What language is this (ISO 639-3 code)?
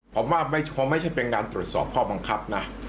tha